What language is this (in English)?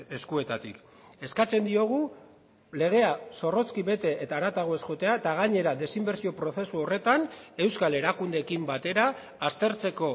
Basque